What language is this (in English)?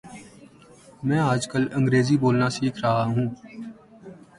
Urdu